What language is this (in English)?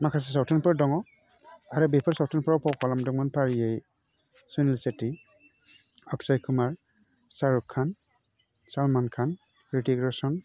Bodo